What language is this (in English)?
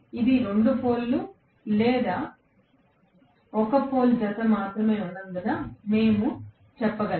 Telugu